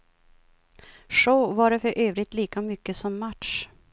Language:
Swedish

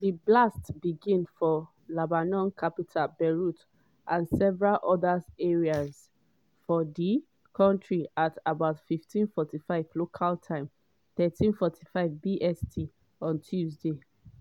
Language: Nigerian Pidgin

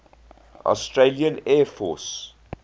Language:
English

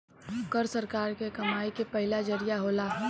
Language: Bhojpuri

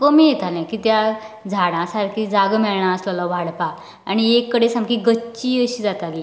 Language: Konkani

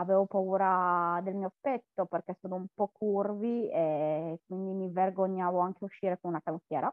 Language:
Italian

